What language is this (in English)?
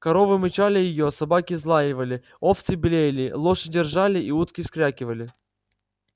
Russian